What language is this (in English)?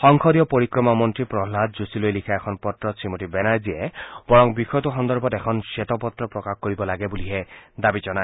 Assamese